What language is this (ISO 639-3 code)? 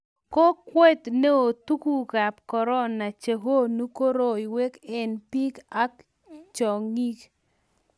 kln